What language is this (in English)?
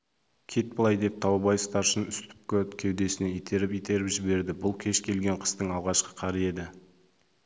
Kazakh